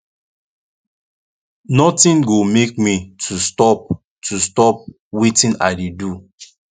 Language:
Nigerian Pidgin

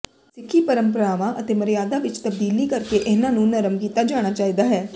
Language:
Punjabi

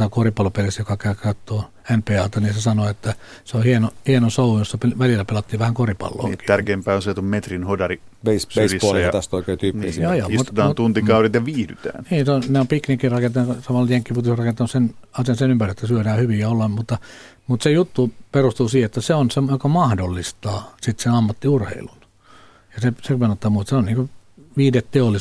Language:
Finnish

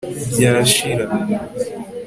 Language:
Kinyarwanda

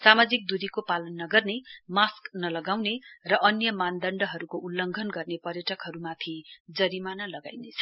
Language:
Nepali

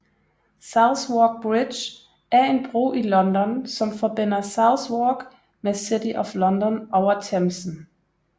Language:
Danish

